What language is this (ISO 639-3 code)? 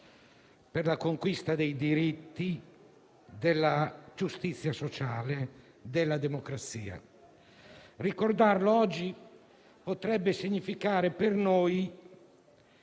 ita